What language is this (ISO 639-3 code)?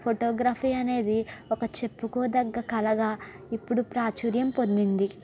tel